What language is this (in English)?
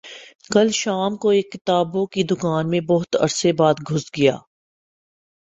Urdu